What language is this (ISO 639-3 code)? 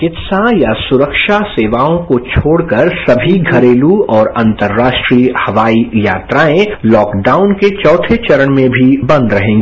hin